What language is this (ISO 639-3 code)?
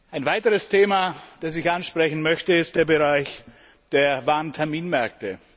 deu